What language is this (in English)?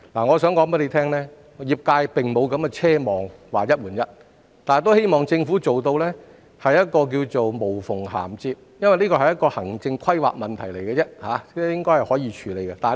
Cantonese